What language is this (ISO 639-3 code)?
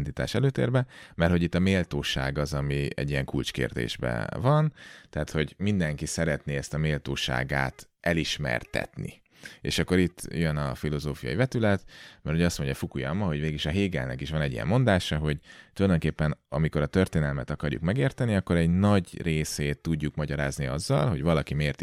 hun